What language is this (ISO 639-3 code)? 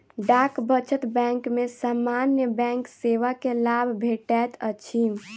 mai